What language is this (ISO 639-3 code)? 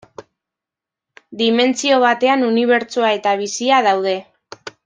eus